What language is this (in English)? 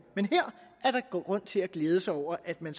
Danish